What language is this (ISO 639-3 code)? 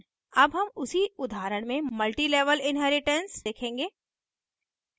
hin